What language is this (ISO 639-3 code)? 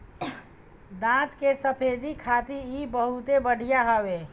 bho